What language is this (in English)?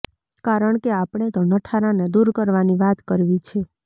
Gujarati